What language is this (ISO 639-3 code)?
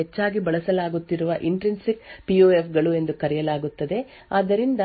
kan